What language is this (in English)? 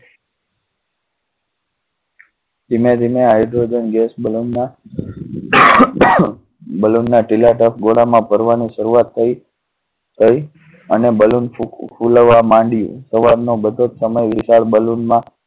Gujarati